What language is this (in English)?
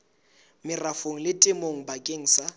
Southern Sotho